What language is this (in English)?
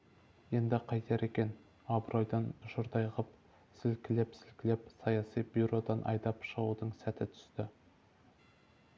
Kazakh